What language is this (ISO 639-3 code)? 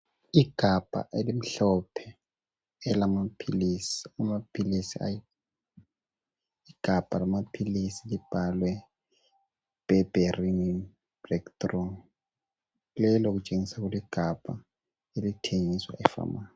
nde